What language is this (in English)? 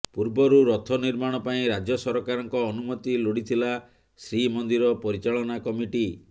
Odia